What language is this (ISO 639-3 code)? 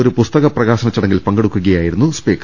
mal